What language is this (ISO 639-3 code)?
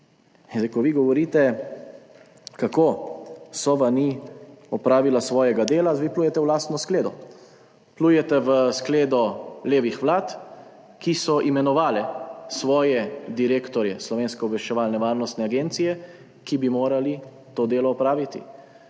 slv